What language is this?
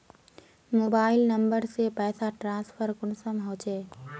Magahi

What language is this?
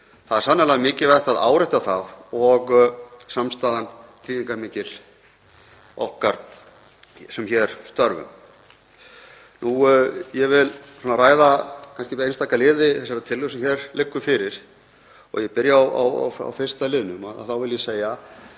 Icelandic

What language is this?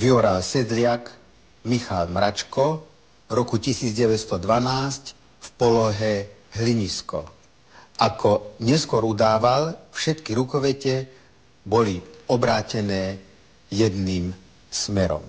Slovak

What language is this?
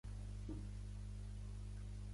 Catalan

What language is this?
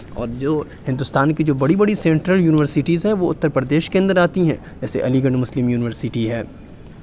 Urdu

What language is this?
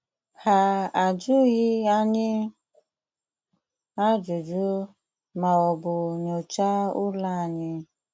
Igbo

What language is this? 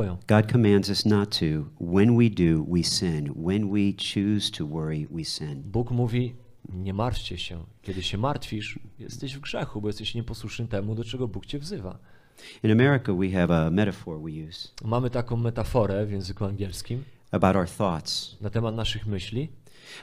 Polish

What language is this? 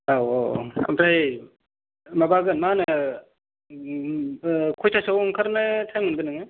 Bodo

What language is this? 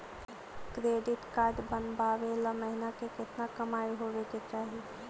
Magahi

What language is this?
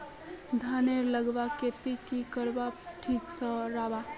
Magahi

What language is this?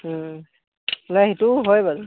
Assamese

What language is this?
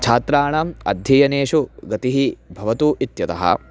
Sanskrit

